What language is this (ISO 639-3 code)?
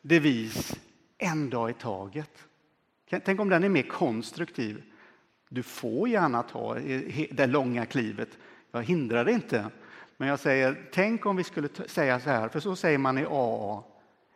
swe